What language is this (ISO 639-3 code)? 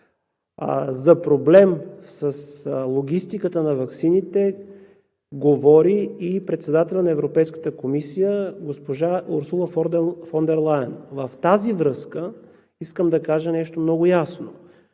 bul